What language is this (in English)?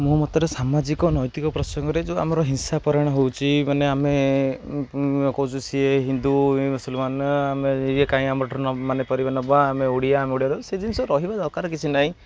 Odia